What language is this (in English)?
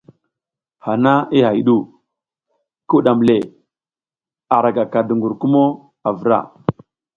South Giziga